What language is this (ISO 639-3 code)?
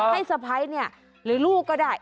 tha